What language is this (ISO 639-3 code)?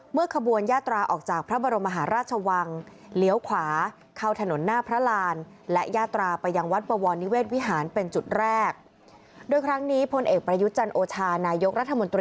tha